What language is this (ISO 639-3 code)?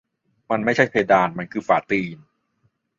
tha